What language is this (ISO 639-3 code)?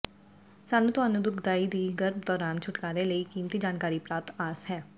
pan